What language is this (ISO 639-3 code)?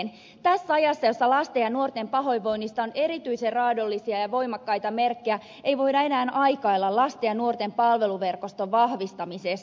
fin